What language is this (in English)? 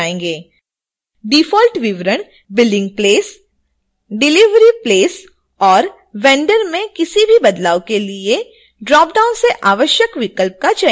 Hindi